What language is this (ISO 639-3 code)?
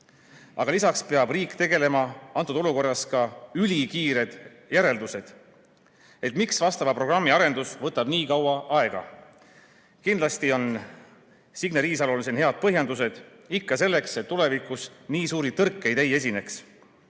est